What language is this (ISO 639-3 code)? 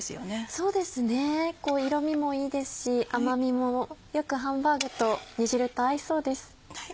jpn